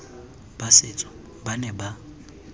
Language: Tswana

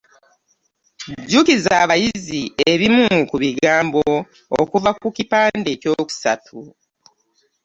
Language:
Ganda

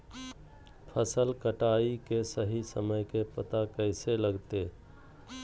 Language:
Magahi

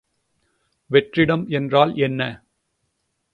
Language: Tamil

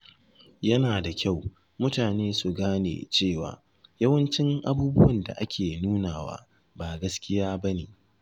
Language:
Hausa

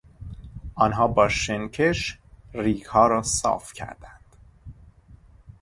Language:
Persian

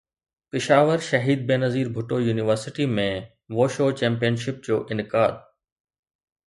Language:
Sindhi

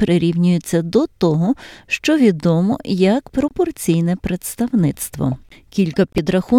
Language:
Ukrainian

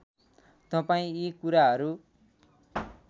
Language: Nepali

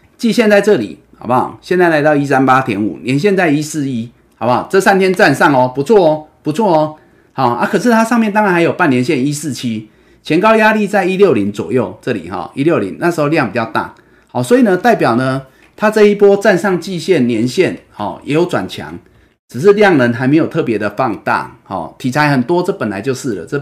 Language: Chinese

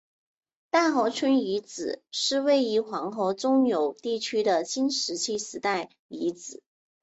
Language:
Chinese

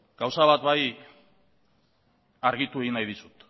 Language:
Basque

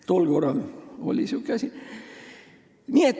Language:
Estonian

